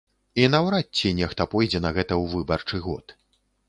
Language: Belarusian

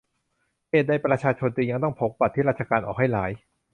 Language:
Thai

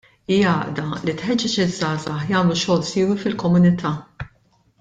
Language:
Maltese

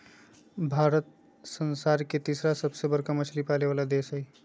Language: Magahi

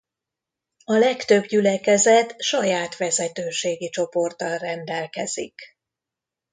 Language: Hungarian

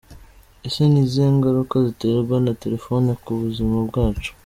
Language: Kinyarwanda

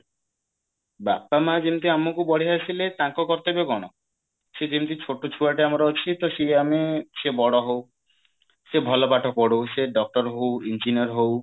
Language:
Odia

